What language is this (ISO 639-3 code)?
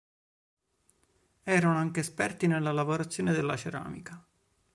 ita